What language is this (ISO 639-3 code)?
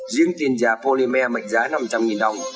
vie